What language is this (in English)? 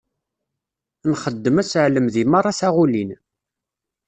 Kabyle